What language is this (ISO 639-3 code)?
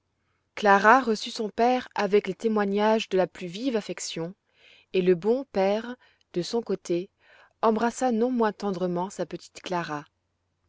fra